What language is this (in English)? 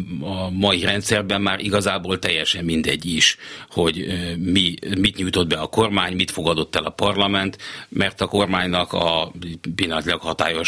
Hungarian